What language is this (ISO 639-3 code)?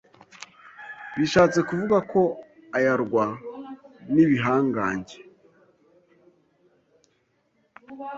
kin